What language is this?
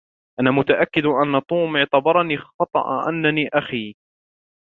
Arabic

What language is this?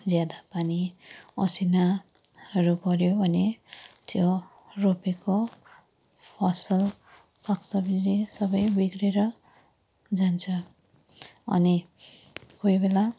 Nepali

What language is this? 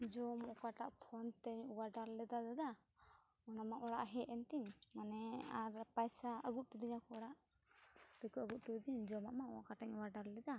Santali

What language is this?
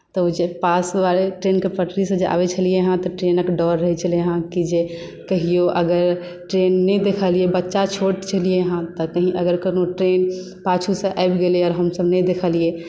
Maithili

